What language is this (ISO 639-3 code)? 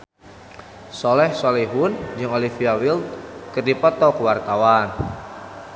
sun